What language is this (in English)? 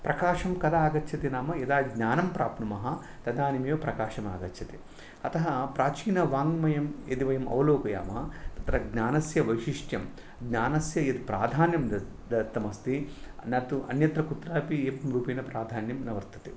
Sanskrit